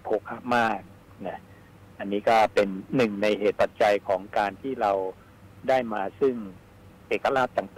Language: Thai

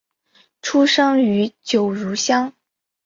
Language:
Chinese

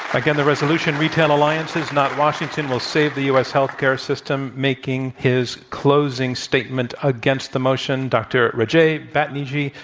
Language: English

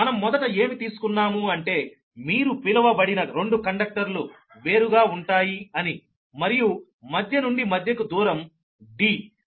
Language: Telugu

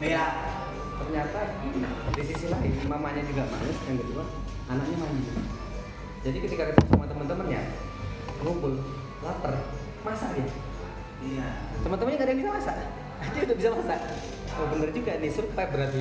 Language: Indonesian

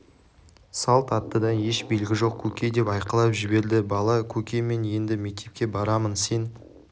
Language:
Kazakh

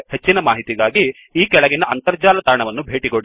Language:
Kannada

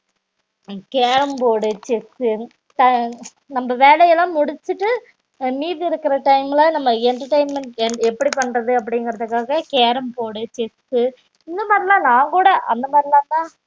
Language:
Tamil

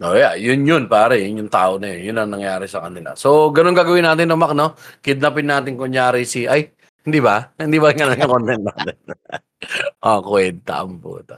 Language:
Filipino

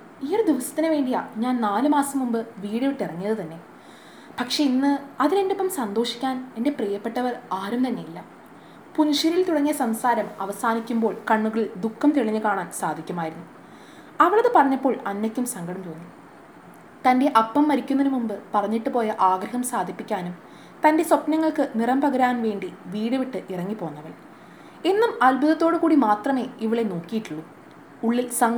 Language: Malayalam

